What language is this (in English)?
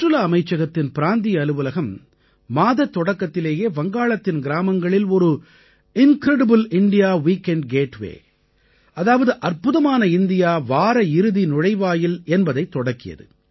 Tamil